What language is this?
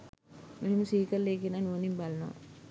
Sinhala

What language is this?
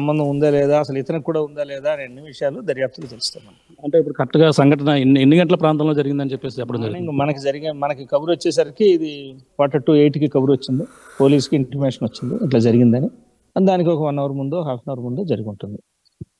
Telugu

